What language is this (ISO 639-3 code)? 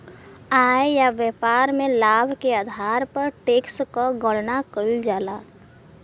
bho